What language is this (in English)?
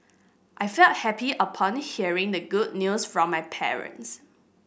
English